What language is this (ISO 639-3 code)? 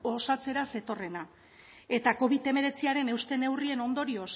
eus